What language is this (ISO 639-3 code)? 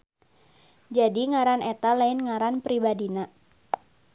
sun